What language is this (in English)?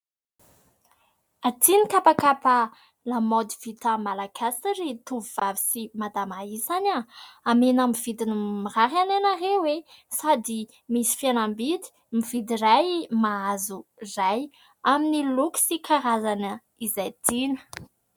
Malagasy